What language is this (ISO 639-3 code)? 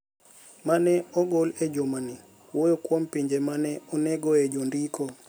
luo